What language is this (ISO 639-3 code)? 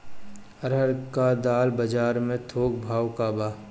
bho